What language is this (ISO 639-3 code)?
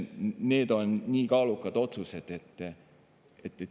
est